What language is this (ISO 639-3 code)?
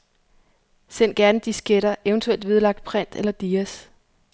dan